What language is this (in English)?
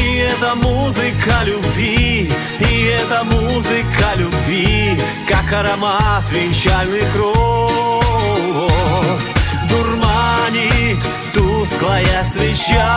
Russian